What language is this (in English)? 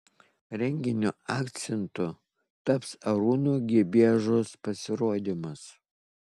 Lithuanian